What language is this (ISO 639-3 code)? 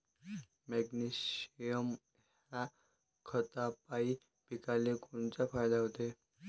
mar